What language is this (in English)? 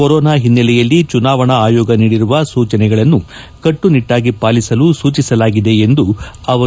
Kannada